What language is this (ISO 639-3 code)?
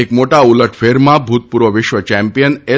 guj